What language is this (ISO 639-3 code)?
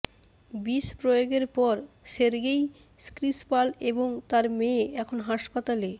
ben